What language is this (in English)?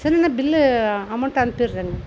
Tamil